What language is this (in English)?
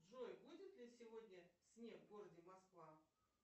Russian